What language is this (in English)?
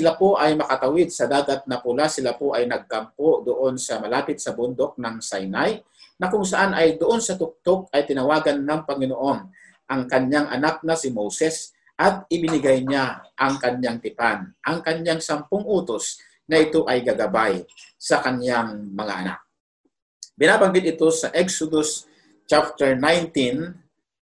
Filipino